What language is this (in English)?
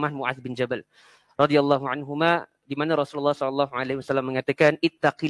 Malay